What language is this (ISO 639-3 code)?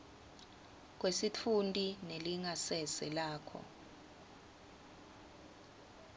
ssw